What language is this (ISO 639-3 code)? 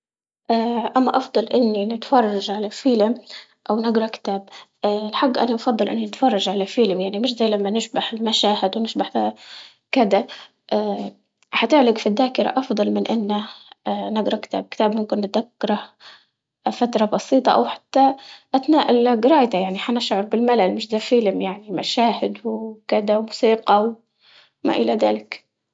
ayl